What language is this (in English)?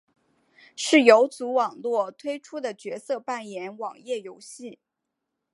Chinese